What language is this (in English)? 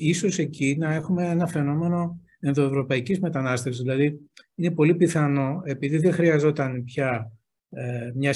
Greek